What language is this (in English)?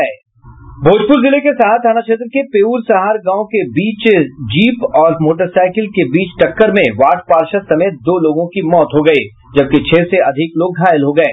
Hindi